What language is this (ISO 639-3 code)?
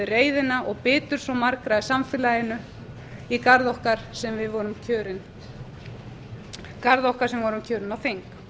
isl